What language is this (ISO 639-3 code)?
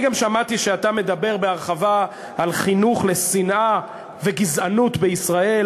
heb